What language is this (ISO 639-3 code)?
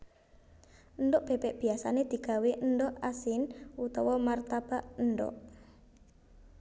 jav